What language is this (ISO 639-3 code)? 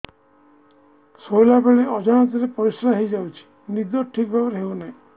ori